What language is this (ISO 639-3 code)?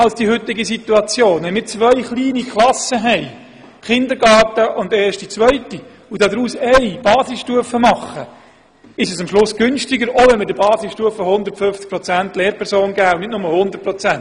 gsw